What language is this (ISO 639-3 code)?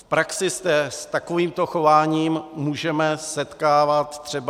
ces